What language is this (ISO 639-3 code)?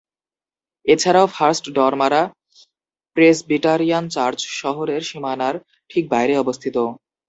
ben